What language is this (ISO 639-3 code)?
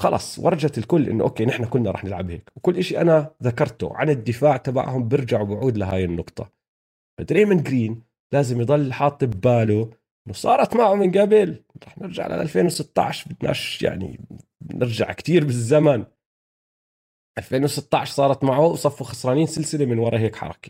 ara